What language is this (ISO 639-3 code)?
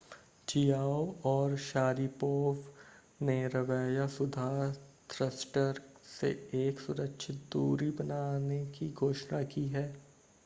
hin